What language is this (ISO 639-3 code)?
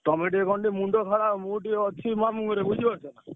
ori